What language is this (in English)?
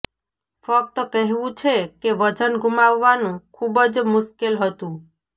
Gujarati